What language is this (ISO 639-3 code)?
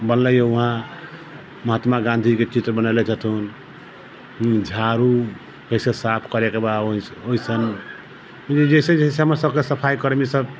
mai